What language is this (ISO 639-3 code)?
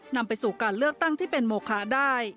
tha